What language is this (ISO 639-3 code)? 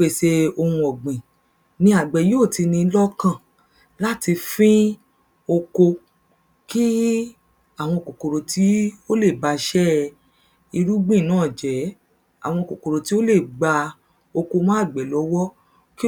yor